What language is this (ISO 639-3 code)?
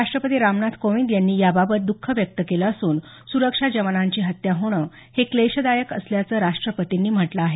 mar